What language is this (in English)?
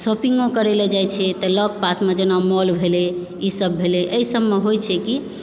Maithili